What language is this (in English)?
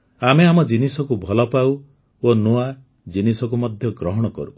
Odia